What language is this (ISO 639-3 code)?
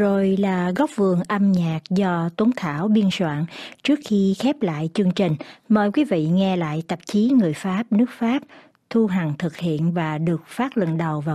vie